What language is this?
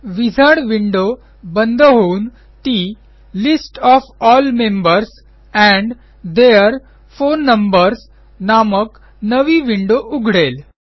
Marathi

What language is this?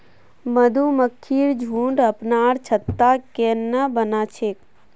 Magahi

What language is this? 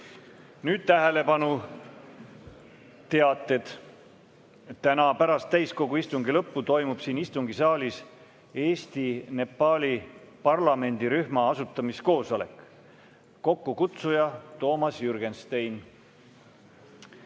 Estonian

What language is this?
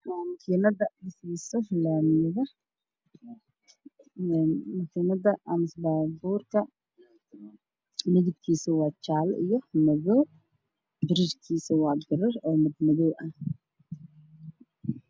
Somali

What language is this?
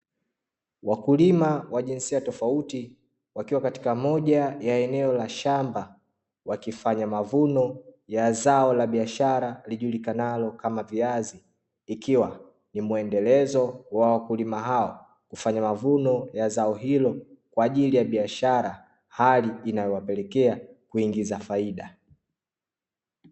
Swahili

